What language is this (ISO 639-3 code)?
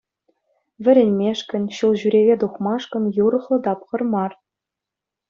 chv